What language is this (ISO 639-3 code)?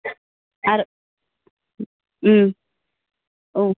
brx